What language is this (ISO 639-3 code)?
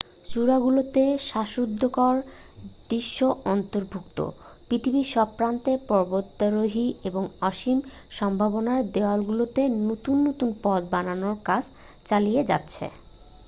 ben